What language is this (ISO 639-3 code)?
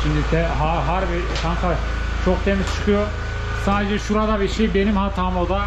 tur